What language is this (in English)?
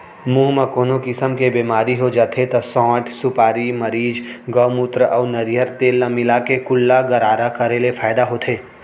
Chhattisgarhi